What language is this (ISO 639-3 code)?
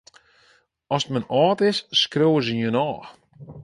fry